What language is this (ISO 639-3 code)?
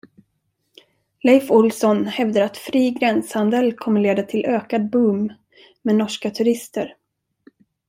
swe